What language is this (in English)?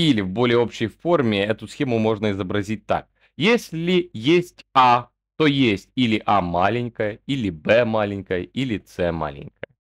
Russian